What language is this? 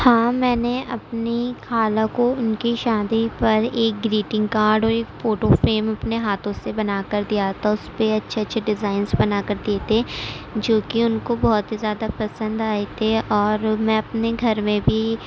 Urdu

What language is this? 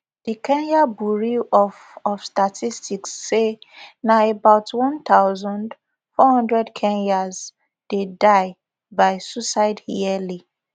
Nigerian Pidgin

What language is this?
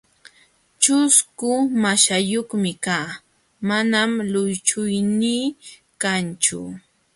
Jauja Wanca Quechua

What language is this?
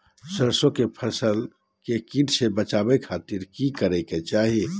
Magahi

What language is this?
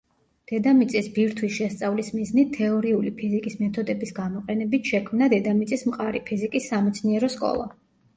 Georgian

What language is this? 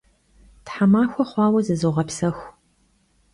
Kabardian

